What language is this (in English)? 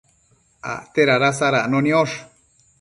Matsés